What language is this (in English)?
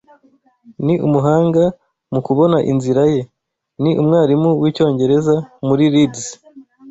Kinyarwanda